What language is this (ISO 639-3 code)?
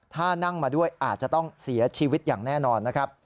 tha